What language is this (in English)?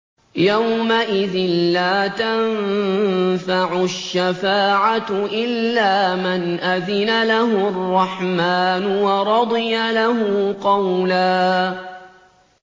Arabic